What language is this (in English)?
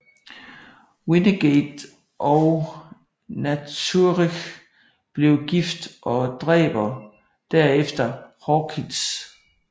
Danish